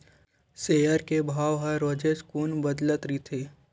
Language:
Chhattisgarhi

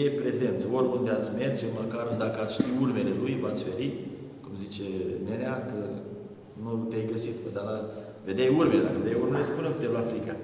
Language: Romanian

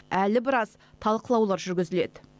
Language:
Kazakh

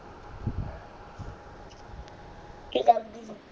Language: Punjabi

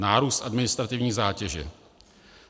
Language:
Czech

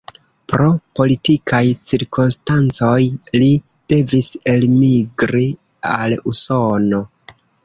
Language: Esperanto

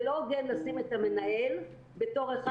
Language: Hebrew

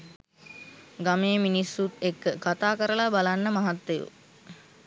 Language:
Sinhala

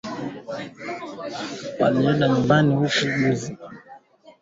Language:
Swahili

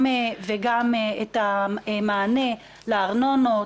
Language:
Hebrew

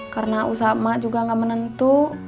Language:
Indonesian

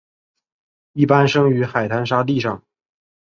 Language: Chinese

